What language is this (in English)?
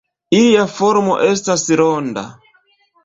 Esperanto